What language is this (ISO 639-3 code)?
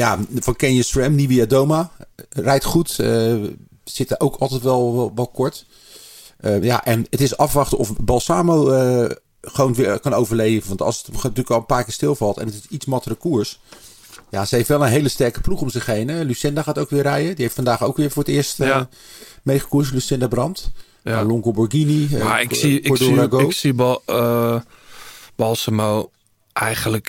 nld